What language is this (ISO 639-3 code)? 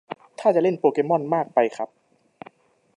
tha